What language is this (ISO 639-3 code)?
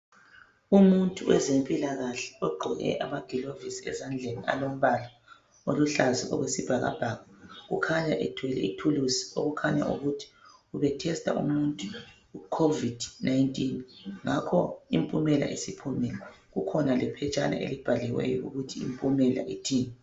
nde